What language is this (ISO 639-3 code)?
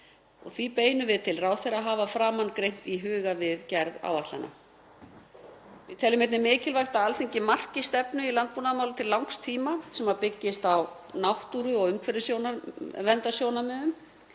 isl